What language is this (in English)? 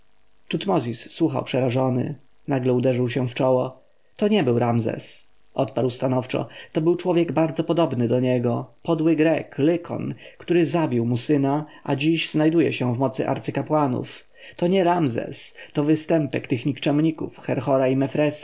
Polish